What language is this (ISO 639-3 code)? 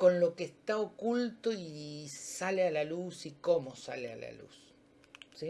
spa